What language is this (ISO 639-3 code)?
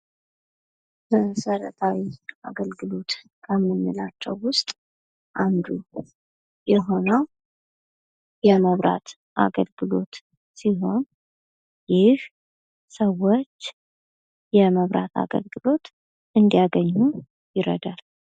amh